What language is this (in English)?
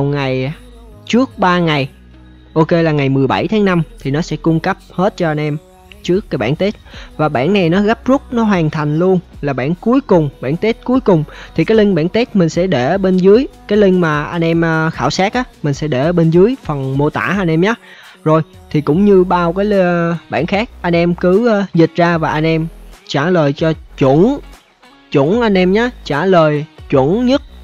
Vietnamese